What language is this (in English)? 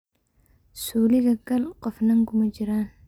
Somali